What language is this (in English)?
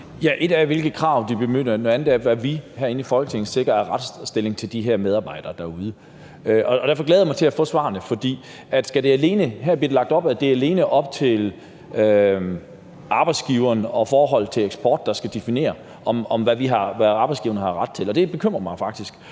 Danish